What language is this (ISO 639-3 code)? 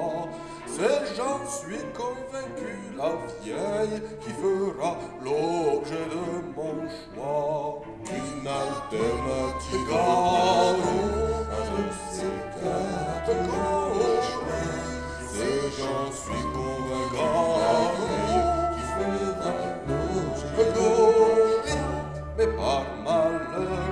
fra